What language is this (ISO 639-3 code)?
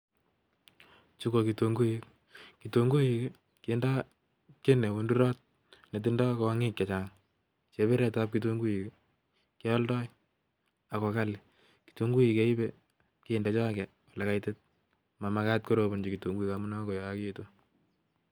kln